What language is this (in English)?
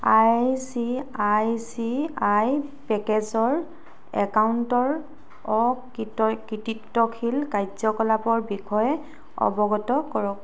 Assamese